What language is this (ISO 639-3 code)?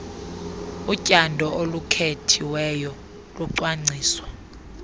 xho